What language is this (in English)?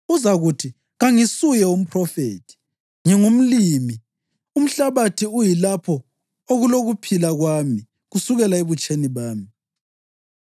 North Ndebele